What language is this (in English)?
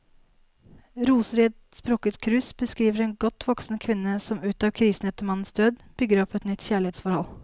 Norwegian